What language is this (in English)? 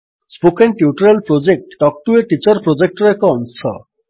Odia